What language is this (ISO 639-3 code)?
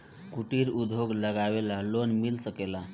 bho